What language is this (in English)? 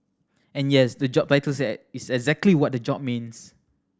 English